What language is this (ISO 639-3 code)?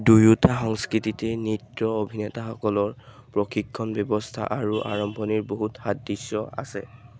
asm